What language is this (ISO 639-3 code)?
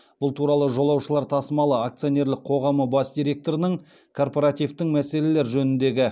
kaz